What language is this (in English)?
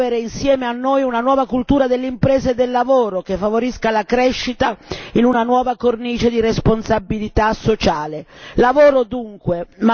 Italian